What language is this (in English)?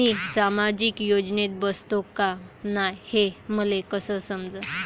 Marathi